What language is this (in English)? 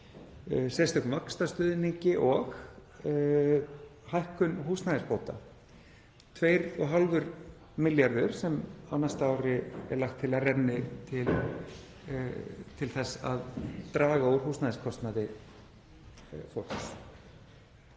Icelandic